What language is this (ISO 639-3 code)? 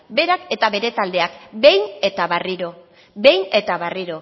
eus